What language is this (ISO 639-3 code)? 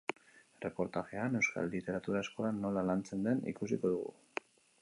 eus